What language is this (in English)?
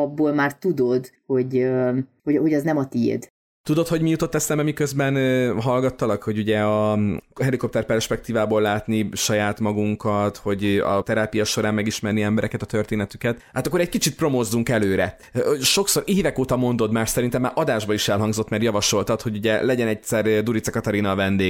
Hungarian